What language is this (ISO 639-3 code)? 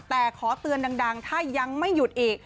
tha